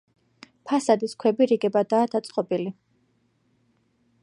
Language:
Georgian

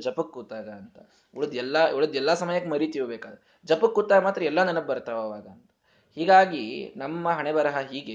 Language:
Kannada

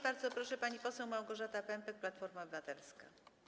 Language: Polish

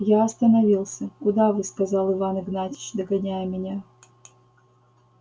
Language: Russian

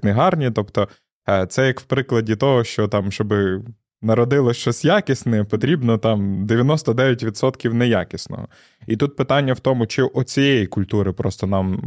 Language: Ukrainian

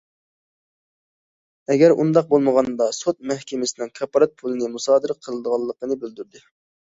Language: Uyghur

